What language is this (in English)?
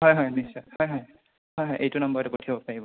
Assamese